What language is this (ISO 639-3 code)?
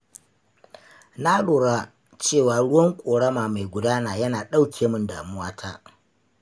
hau